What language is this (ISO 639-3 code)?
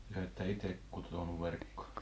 fin